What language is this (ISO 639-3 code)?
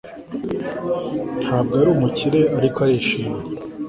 kin